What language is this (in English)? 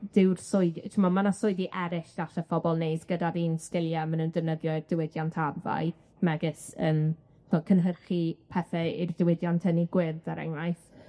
Welsh